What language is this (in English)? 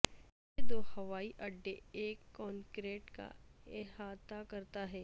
Urdu